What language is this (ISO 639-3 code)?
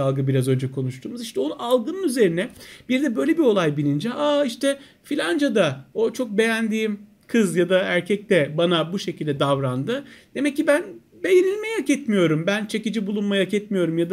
tur